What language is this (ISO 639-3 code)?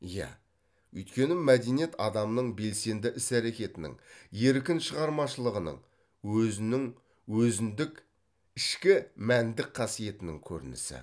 kaz